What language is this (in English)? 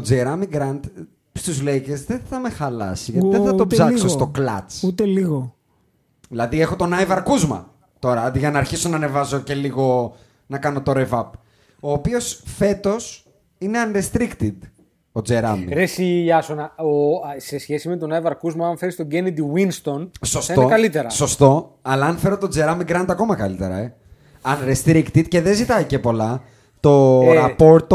Greek